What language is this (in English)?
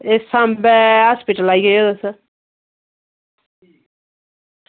Dogri